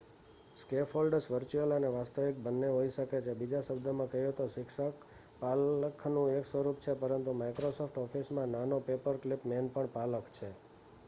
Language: Gujarati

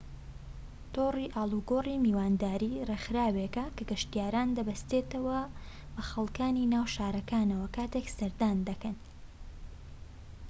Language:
Central Kurdish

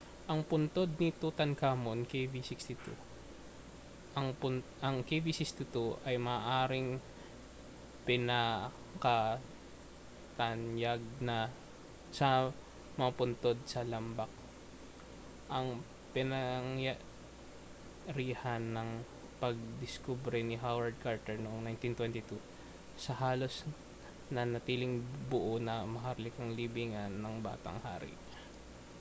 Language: Filipino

